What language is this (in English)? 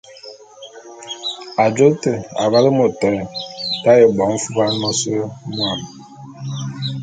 Bulu